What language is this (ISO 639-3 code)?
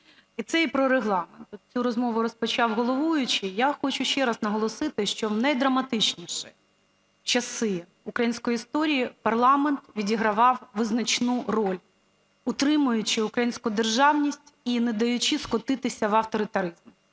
ukr